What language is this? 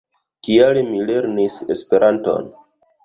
Esperanto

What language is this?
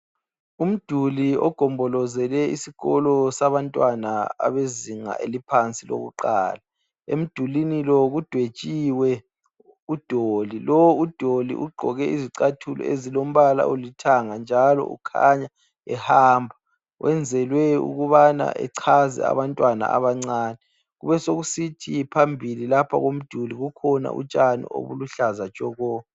North Ndebele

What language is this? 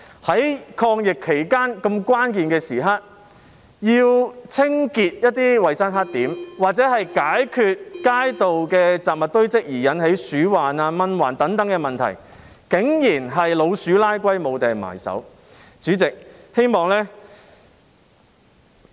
Cantonese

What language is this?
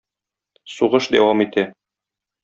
Tatar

